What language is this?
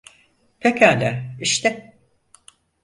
Turkish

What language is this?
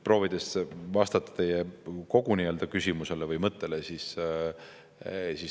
Estonian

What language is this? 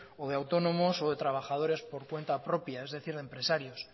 Spanish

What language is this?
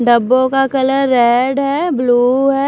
Hindi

